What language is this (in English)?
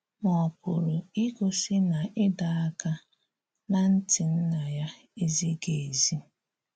Igbo